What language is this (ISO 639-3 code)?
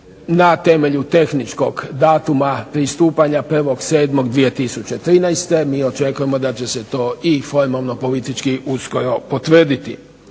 hrv